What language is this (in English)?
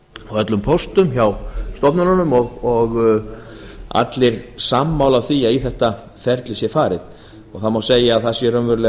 Icelandic